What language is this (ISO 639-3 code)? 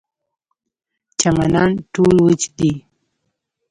pus